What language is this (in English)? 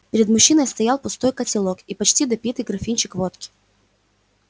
Russian